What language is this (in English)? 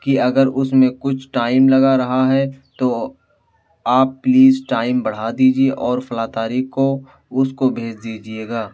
Urdu